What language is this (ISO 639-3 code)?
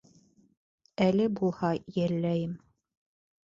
bak